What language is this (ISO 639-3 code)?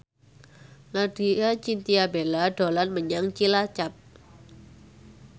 jav